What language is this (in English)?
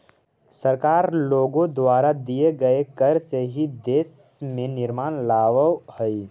Magahi